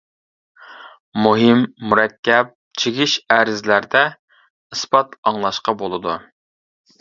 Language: Uyghur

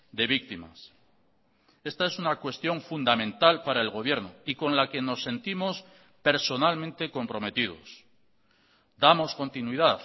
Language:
Spanish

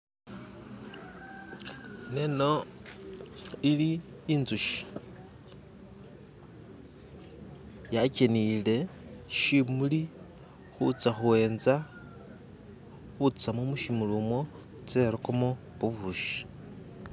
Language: Masaaba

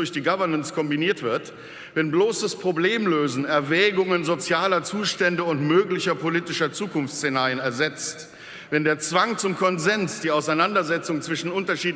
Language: German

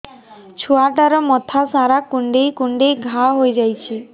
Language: Odia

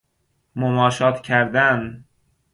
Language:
Persian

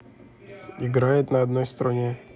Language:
Russian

